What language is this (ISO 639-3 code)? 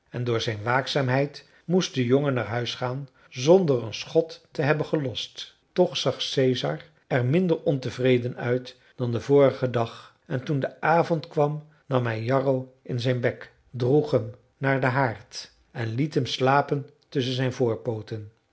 nld